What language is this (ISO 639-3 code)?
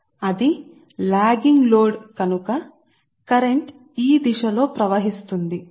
tel